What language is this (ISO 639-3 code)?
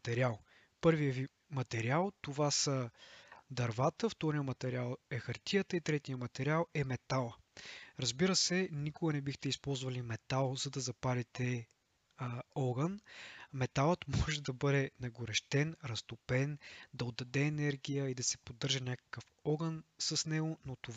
bul